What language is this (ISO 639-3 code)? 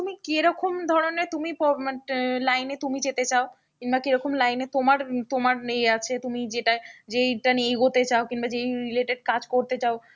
ben